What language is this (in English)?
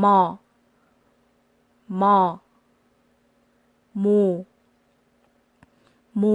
Korean